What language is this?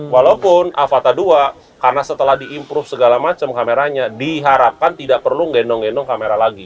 Indonesian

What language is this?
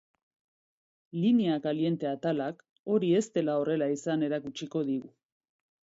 Basque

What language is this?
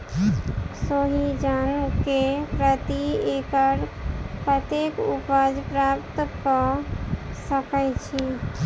Maithili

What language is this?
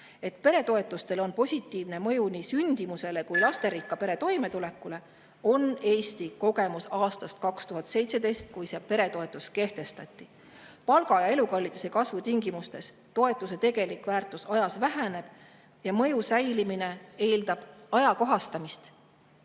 Estonian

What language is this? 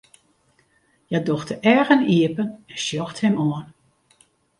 Western Frisian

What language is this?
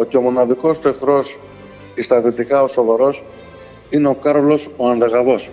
Greek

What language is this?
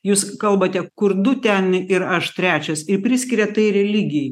Lithuanian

